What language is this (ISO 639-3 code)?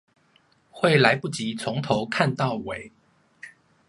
zho